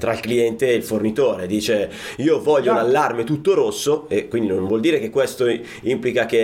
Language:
Italian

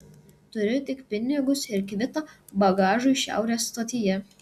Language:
Lithuanian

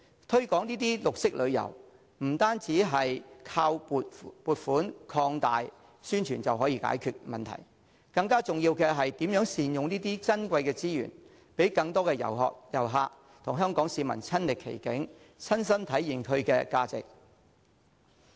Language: Cantonese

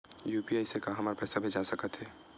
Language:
Chhattisgarhi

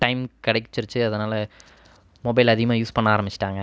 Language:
Tamil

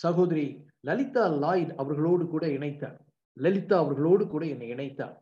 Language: Tamil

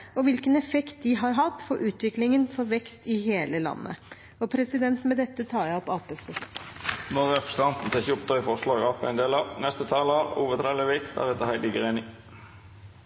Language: Norwegian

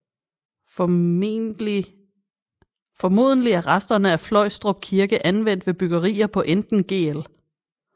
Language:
Danish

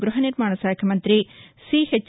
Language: Telugu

